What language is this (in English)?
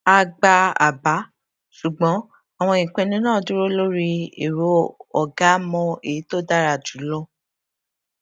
Yoruba